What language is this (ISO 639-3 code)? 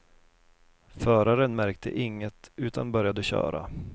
swe